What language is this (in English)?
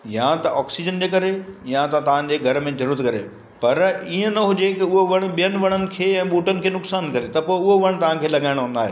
Sindhi